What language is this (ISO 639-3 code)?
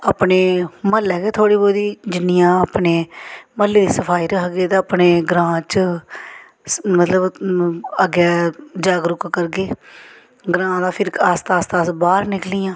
doi